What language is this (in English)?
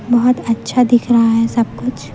Hindi